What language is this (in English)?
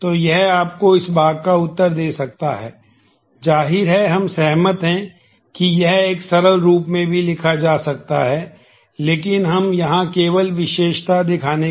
Hindi